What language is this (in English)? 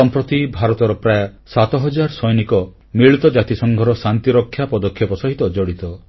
Odia